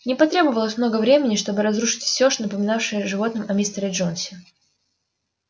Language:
Russian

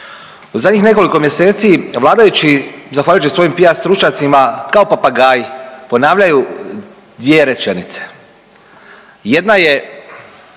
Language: Croatian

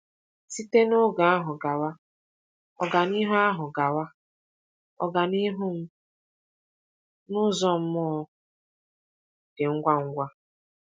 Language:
Igbo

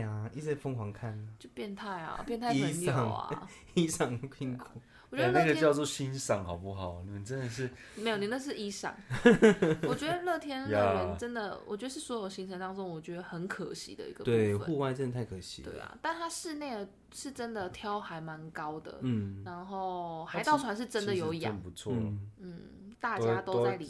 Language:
Chinese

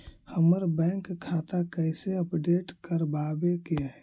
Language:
Magahi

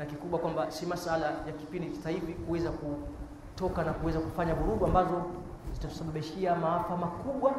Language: Swahili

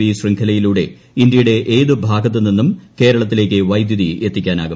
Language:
Malayalam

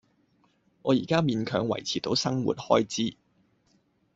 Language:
Cantonese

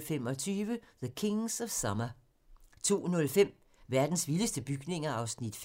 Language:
Danish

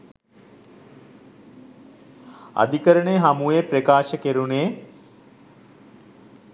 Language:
Sinhala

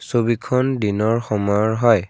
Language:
Assamese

